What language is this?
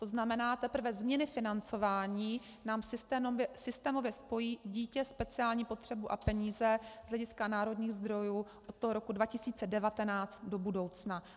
Czech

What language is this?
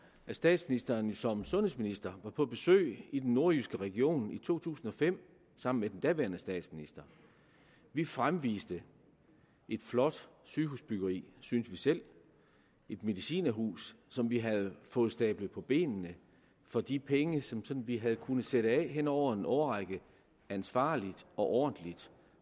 Danish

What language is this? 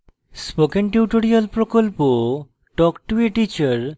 Bangla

